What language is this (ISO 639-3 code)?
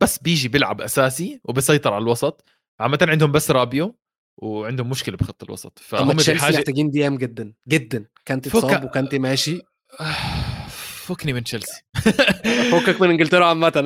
ara